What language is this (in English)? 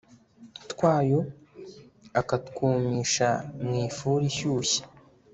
Kinyarwanda